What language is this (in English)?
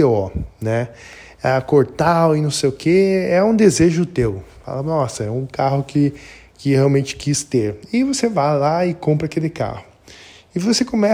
Portuguese